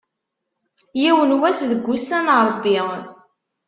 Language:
Kabyle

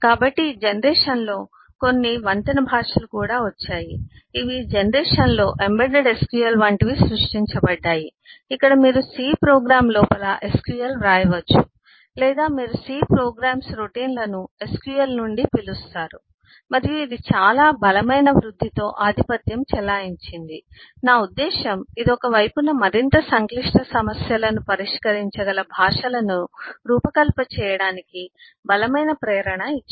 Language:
Telugu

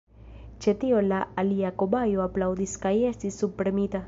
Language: Esperanto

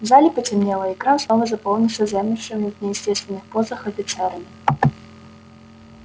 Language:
Russian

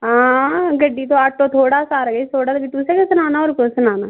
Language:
Dogri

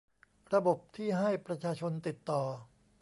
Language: Thai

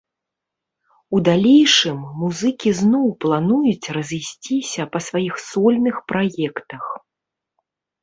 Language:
Belarusian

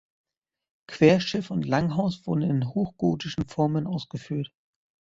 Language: German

